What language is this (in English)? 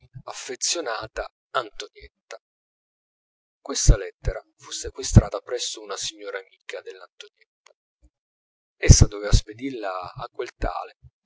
Italian